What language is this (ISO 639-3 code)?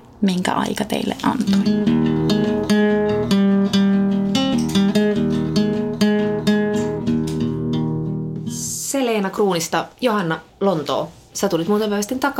fin